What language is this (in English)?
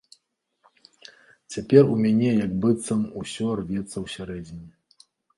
Belarusian